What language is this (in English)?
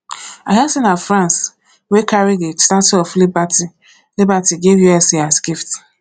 Nigerian Pidgin